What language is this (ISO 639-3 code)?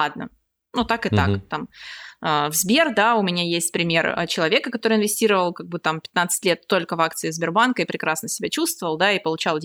rus